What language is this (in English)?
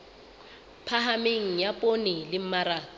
Southern Sotho